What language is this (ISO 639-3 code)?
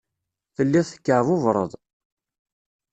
kab